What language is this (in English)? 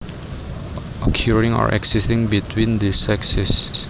Javanese